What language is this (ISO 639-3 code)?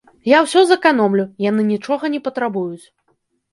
bel